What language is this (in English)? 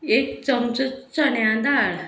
Konkani